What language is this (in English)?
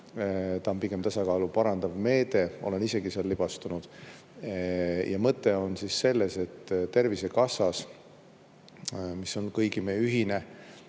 Estonian